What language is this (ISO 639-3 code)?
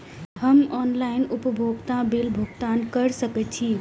mai